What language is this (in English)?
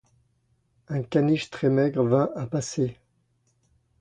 French